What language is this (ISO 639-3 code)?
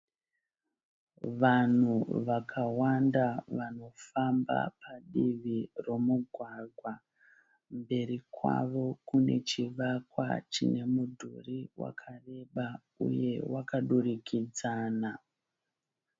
sna